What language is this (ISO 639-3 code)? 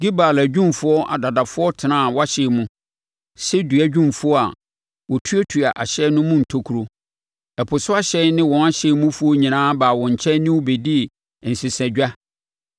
aka